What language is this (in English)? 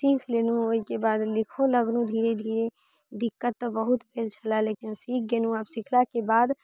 Maithili